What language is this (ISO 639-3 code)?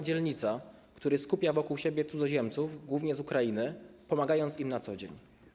pol